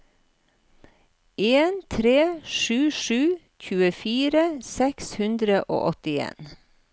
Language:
Norwegian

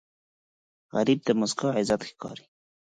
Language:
Pashto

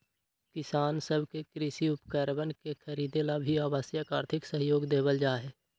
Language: Magahi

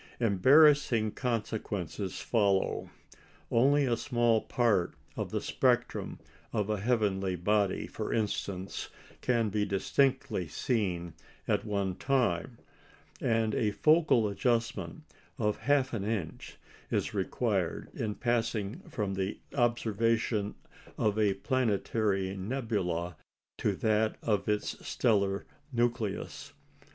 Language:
English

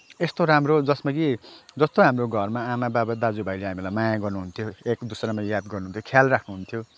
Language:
Nepali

